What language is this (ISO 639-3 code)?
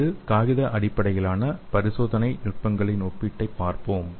tam